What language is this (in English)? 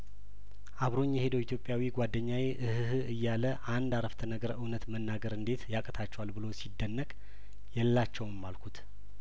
Amharic